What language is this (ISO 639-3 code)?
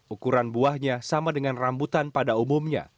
ind